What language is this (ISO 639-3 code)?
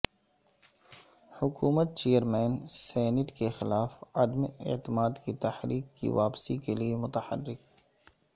urd